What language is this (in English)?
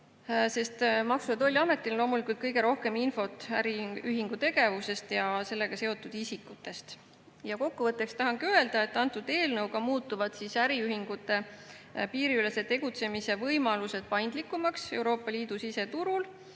Estonian